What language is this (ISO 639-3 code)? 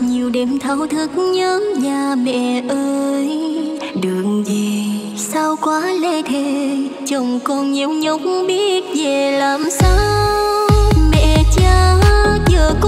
vie